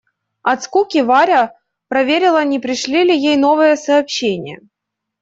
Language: Russian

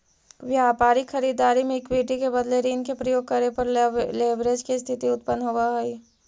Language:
Magahi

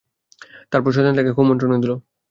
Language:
Bangla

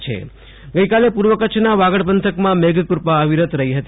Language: Gujarati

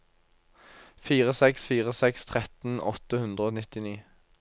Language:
Norwegian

